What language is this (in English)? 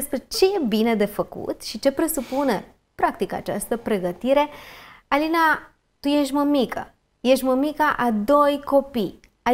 Romanian